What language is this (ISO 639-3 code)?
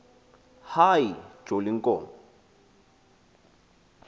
xho